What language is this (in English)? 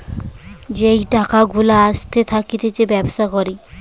Bangla